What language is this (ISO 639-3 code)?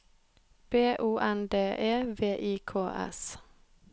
nor